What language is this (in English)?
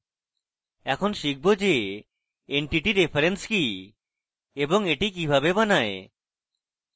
Bangla